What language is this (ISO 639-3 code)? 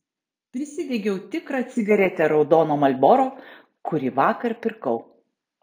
lit